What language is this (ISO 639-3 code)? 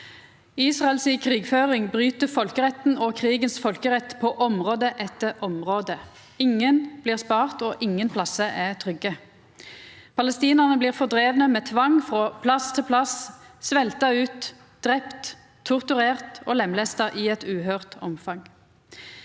nor